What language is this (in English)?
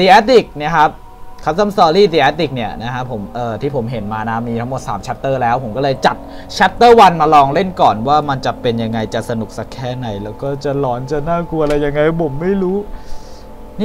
Thai